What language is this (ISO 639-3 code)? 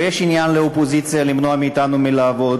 heb